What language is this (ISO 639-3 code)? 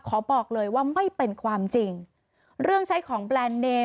tha